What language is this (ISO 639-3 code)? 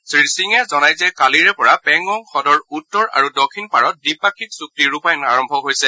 asm